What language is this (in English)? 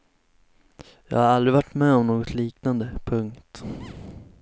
Swedish